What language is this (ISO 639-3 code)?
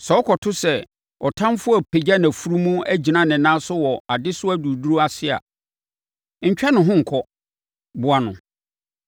aka